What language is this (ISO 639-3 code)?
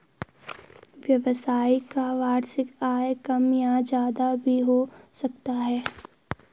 hin